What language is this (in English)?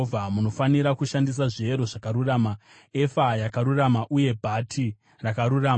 Shona